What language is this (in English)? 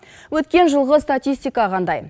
Kazakh